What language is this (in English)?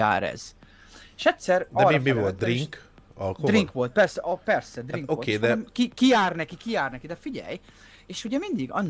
Hungarian